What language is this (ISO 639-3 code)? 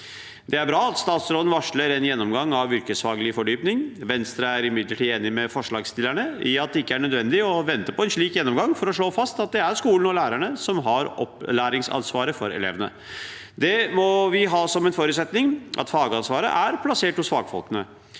nor